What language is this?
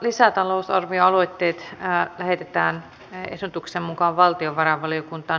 Finnish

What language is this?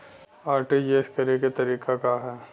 Bhojpuri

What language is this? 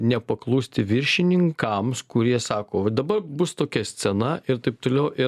Lithuanian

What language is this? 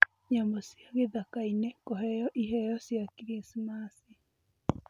Kikuyu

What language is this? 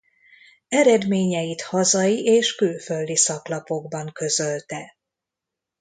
Hungarian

